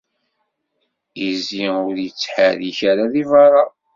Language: Kabyle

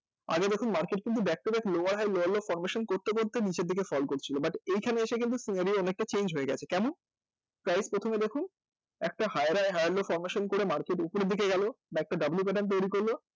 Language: Bangla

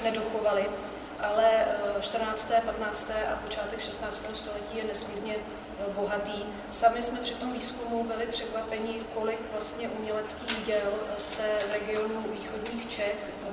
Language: Czech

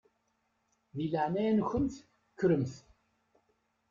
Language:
Kabyle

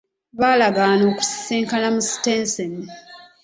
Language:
Ganda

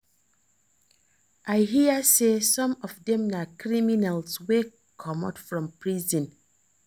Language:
Nigerian Pidgin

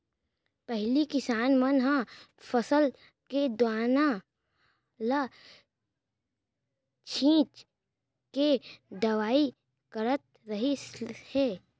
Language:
Chhattisgarhi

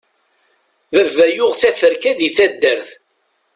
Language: Kabyle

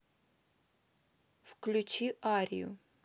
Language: Russian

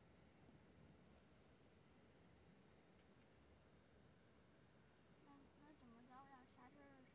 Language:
Chinese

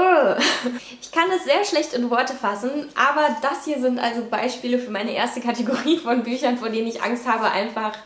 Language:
German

